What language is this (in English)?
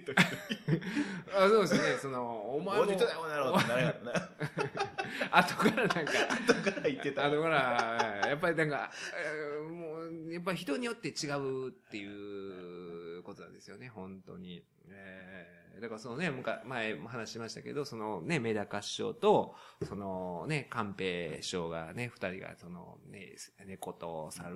Japanese